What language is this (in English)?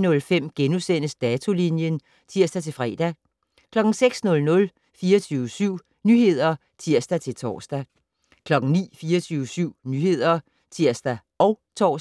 Danish